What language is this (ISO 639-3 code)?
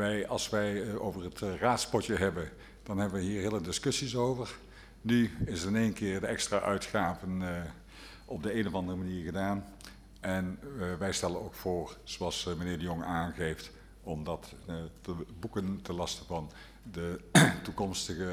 nld